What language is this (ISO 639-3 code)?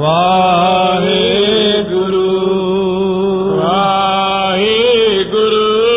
pan